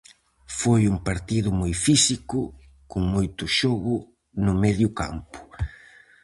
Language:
Galician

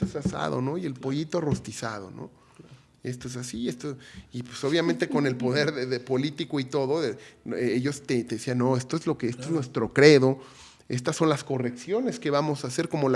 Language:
Spanish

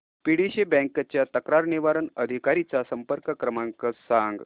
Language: Marathi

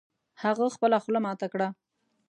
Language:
Pashto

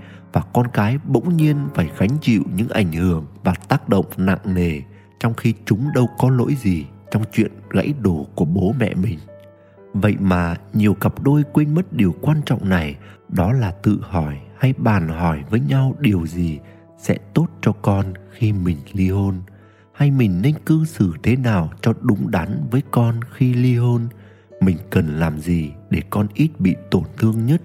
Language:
Vietnamese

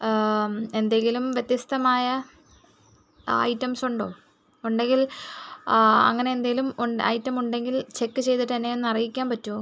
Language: Malayalam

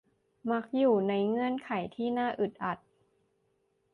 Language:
Thai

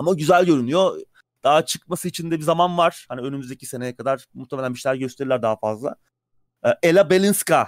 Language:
Turkish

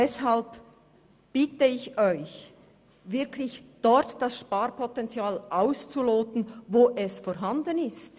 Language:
Swiss German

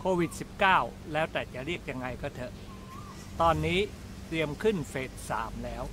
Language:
Thai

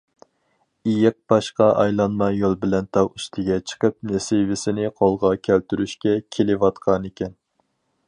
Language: Uyghur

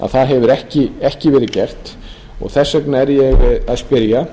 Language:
Icelandic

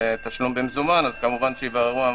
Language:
Hebrew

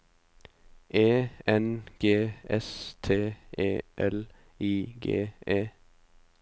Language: Norwegian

